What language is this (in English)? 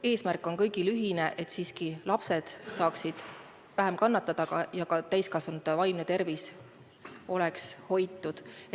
Estonian